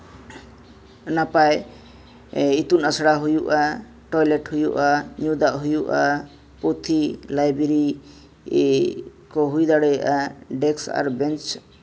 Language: Santali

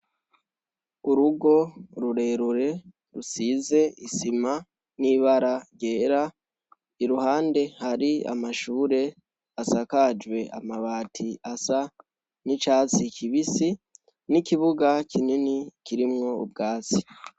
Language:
Rundi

